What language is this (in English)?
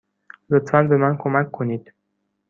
Persian